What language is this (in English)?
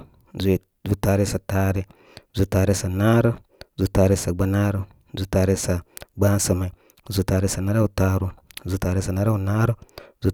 Koma